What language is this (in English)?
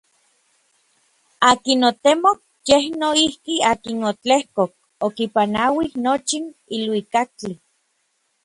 Orizaba Nahuatl